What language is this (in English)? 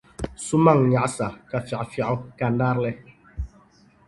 Dagbani